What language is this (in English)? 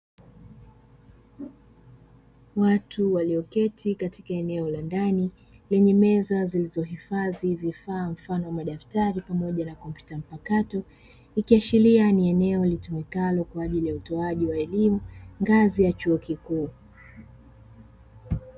Swahili